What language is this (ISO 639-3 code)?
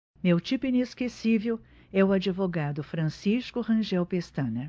por